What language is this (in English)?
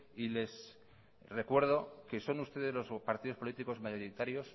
Spanish